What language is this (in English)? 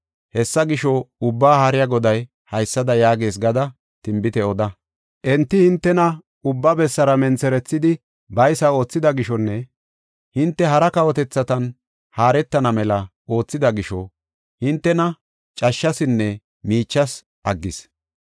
Gofa